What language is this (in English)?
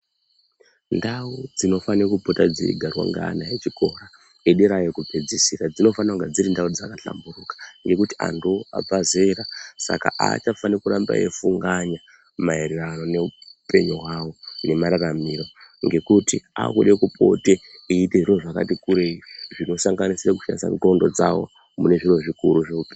Ndau